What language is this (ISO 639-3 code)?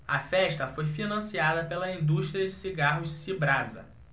por